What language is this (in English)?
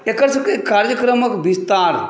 Maithili